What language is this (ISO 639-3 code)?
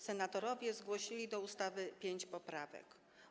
pol